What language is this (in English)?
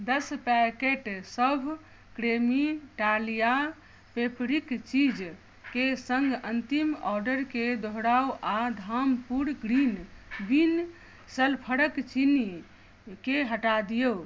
Maithili